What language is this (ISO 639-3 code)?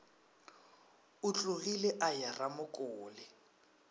nso